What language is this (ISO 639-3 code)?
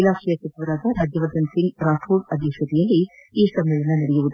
kan